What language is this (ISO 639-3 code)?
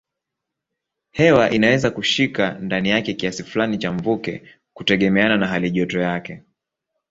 swa